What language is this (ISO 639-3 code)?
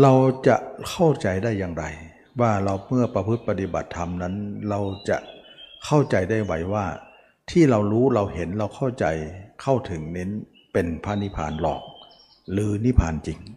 tha